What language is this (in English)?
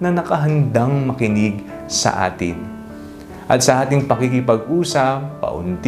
Filipino